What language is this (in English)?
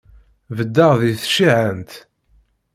Kabyle